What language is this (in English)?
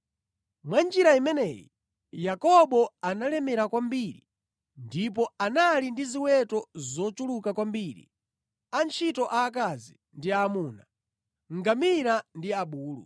Nyanja